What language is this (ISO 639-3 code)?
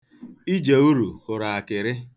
ibo